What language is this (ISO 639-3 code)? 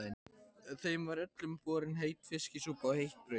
isl